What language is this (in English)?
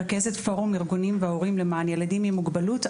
Hebrew